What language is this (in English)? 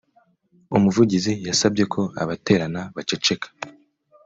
Kinyarwanda